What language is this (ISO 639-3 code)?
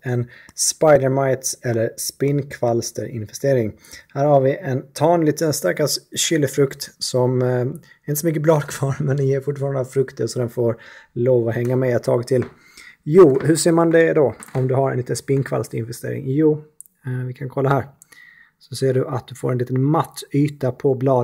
swe